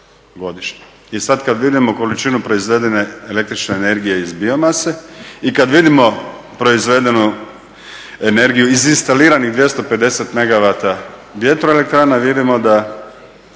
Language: Croatian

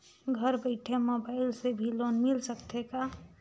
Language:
Chhattisgarhi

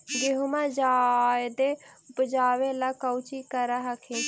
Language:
Magahi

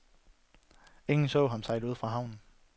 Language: Danish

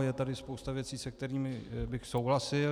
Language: Czech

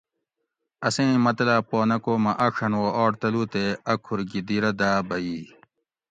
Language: Gawri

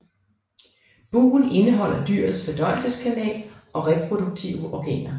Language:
Danish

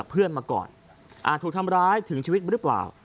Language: Thai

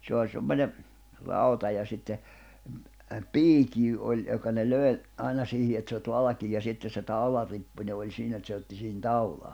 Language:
Finnish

